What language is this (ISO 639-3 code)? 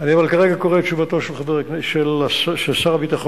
heb